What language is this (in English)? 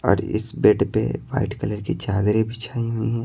Hindi